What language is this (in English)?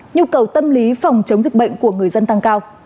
Vietnamese